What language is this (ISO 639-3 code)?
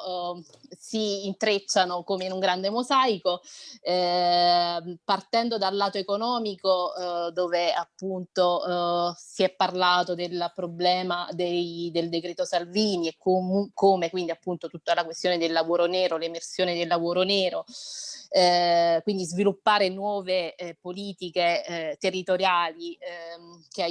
ita